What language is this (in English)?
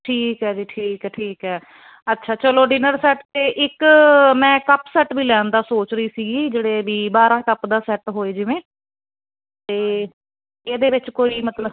Punjabi